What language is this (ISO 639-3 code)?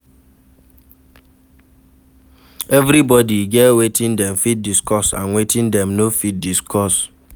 pcm